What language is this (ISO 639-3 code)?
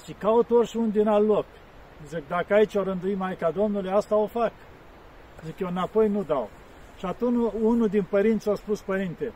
ron